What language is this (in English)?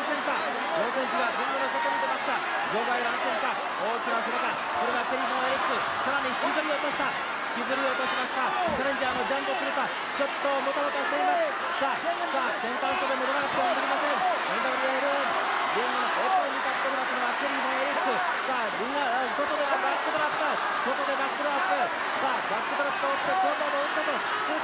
Japanese